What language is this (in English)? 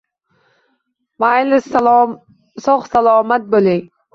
Uzbek